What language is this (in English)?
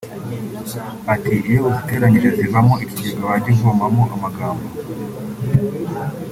Kinyarwanda